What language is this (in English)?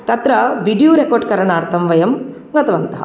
Sanskrit